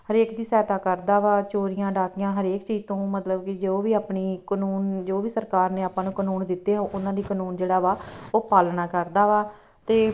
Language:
Punjabi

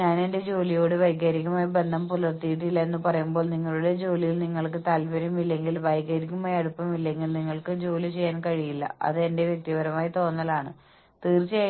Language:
Malayalam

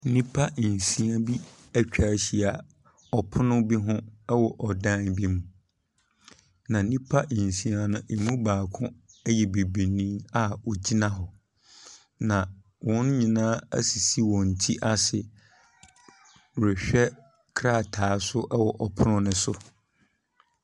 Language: Akan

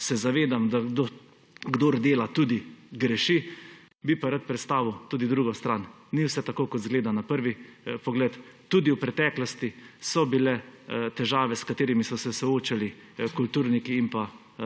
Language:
Slovenian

